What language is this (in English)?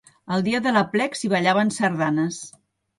Catalan